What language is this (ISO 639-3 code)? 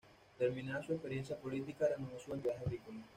spa